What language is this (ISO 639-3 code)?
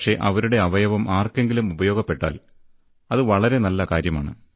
mal